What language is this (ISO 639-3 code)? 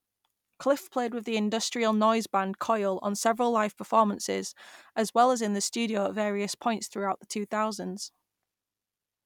eng